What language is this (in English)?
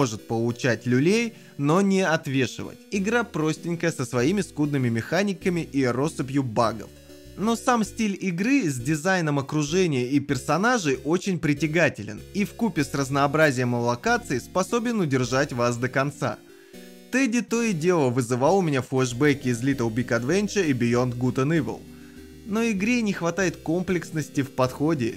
Russian